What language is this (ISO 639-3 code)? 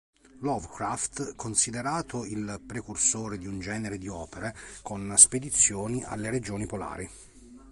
ita